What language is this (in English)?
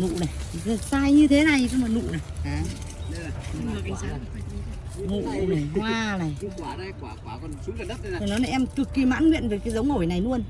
Vietnamese